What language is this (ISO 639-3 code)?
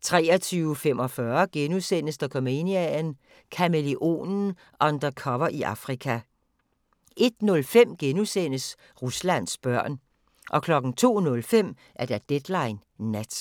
dan